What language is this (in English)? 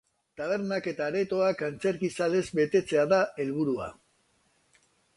Basque